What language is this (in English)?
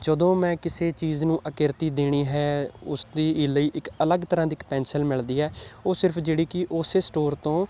Punjabi